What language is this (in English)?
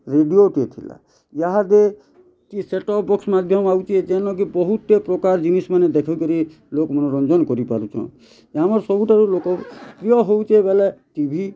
Odia